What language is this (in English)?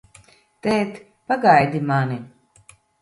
Latvian